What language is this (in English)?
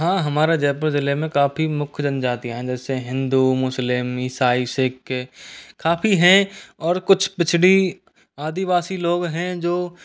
Hindi